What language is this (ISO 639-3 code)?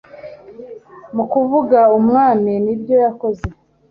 kin